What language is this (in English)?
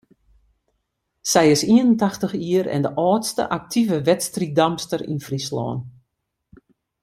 Western Frisian